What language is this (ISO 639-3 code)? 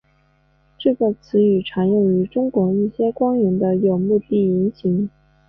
zho